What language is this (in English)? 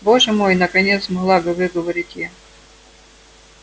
Russian